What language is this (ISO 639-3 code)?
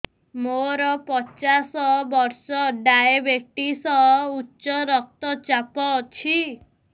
ori